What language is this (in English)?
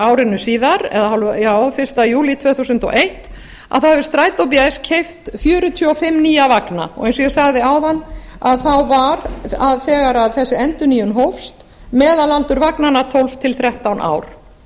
Icelandic